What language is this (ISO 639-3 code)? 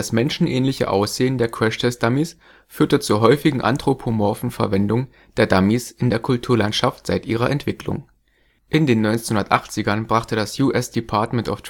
deu